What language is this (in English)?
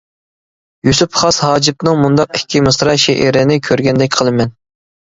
Uyghur